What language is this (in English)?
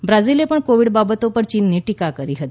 Gujarati